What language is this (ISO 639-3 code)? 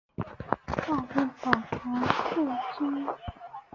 zho